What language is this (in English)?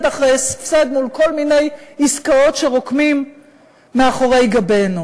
Hebrew